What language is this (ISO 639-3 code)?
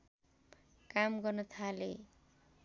nep